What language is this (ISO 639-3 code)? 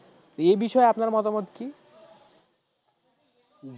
ben